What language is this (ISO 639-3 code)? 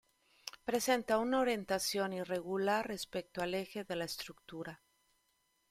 spa